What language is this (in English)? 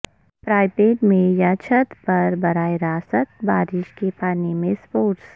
Urdu